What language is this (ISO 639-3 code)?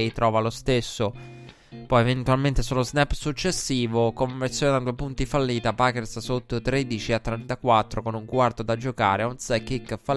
ita